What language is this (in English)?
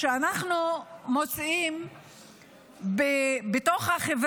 Hebrew